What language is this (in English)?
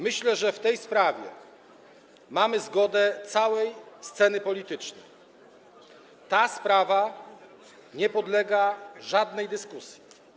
Polish